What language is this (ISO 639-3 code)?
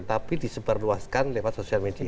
ind